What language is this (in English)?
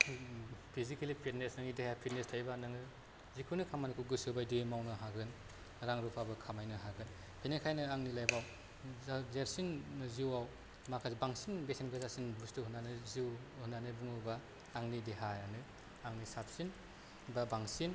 Bodo